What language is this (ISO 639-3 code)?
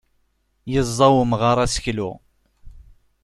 kab